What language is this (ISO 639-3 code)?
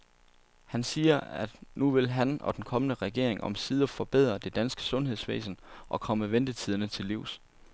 dan